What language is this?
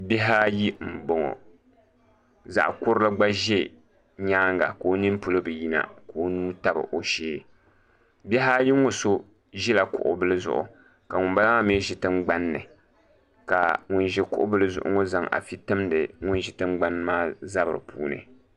Dagbani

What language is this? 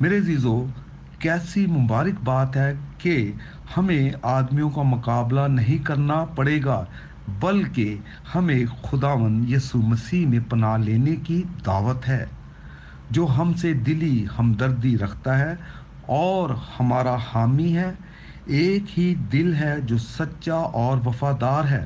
Urdu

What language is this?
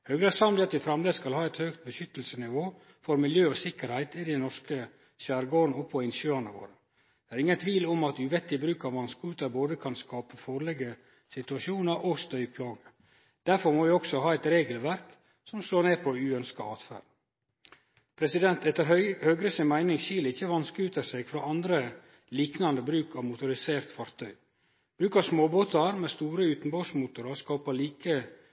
Norwegian Nynorsk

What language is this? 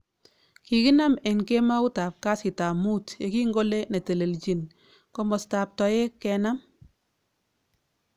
Kalenjin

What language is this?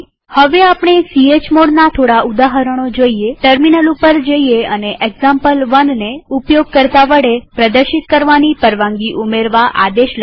Gujarati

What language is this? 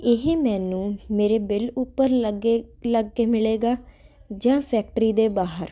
Punjabi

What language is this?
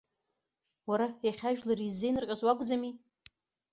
Abkhazian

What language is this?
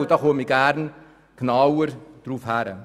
Swiss German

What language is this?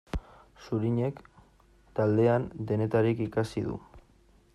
Basque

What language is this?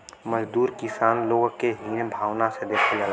Bhojpuri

